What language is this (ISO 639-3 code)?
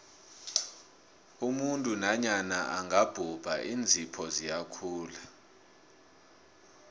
nbl